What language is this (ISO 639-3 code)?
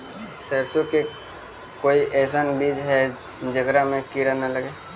mag